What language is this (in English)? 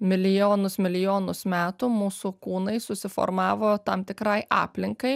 Lithuanian